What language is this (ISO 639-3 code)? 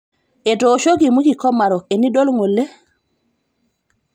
mas